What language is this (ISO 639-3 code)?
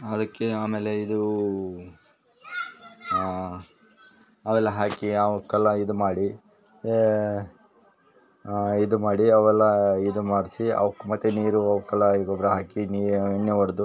kan